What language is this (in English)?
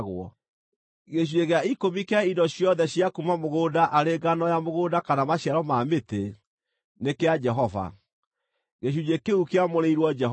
Kikuyu